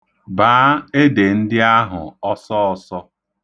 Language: Igbo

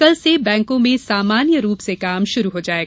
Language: Hindi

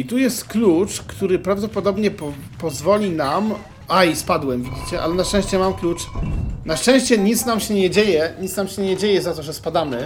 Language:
Polish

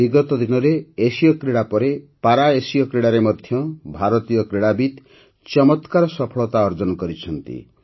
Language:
Odia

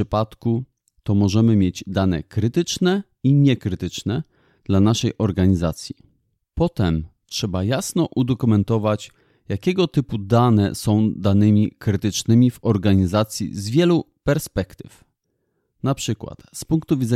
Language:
Polish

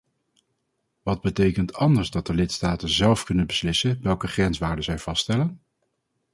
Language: Dutch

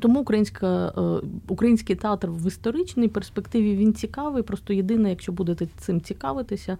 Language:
Ukrainian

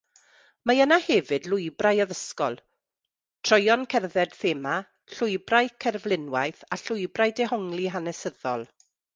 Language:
Welsh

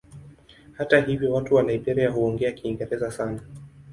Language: Swahili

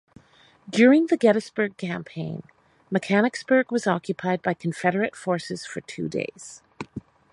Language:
English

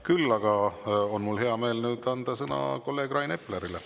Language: Estonian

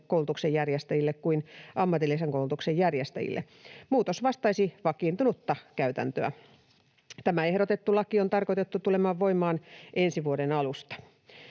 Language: Finnish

